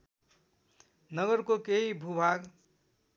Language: Nepali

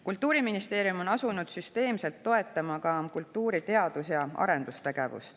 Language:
Estonian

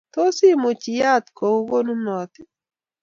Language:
Kalenjin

